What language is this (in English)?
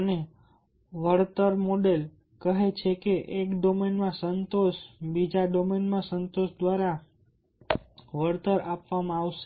Gujarati